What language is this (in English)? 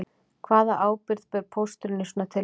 Icelandic